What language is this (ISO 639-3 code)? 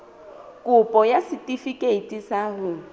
sot